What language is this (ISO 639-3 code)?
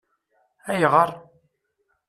kab